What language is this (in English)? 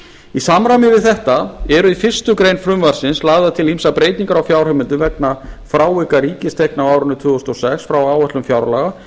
Icelandic